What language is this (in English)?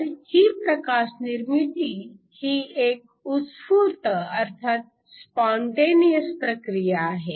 Marathi